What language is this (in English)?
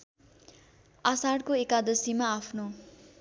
Nepali